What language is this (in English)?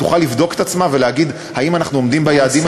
Hebrew